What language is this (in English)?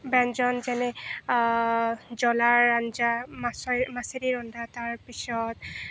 Assamese